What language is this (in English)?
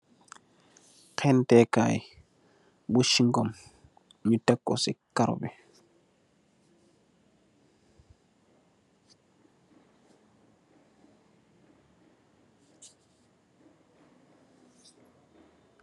Wolof